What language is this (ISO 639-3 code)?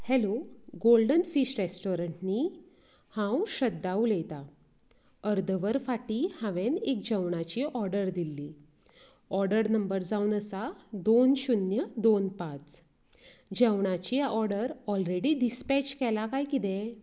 kok